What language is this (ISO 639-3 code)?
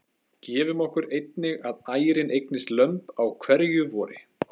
isl